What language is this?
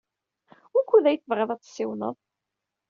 Kabyle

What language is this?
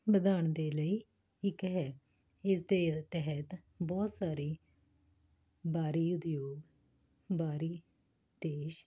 Punjabi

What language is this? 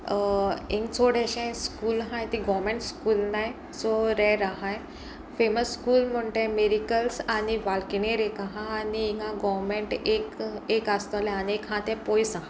Konkani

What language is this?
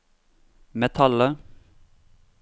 Norwegian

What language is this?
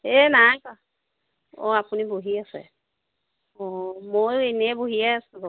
Assamese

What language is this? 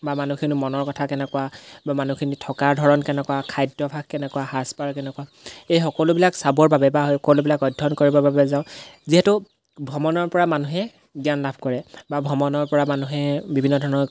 Assamese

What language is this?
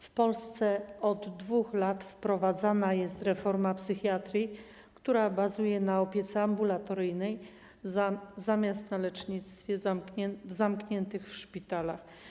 Polish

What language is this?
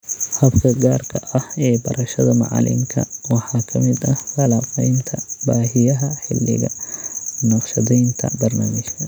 Somali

